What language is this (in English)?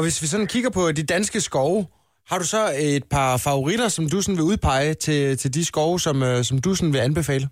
Danish